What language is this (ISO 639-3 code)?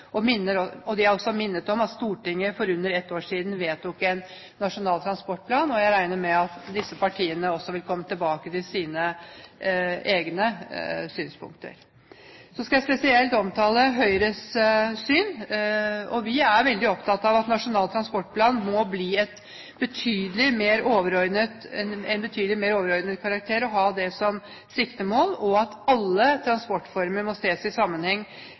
nob